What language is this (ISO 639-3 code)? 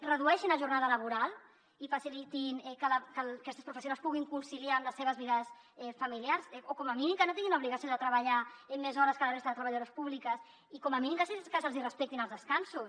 cat